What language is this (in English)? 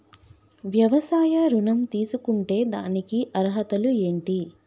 Telugu